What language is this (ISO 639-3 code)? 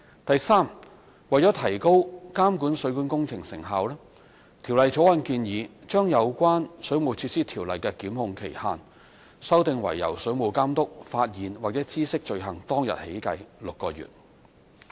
yue